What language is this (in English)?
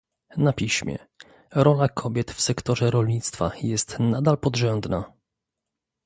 Polish